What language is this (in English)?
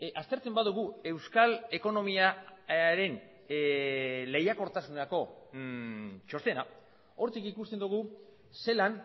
Basque